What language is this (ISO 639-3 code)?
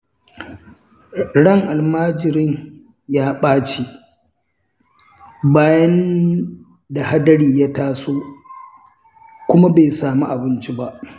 hau